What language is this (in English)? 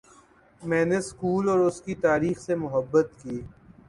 Urdu